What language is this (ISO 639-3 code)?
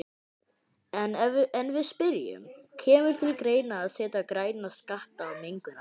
isl